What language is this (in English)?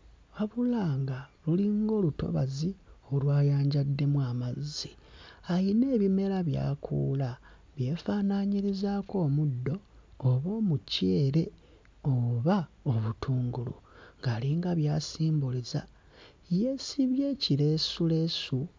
Ganda